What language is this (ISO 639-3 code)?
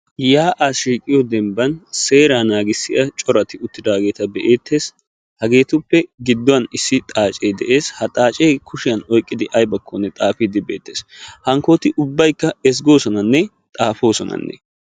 wal